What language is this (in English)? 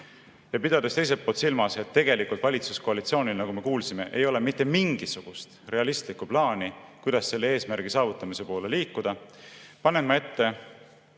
Estonian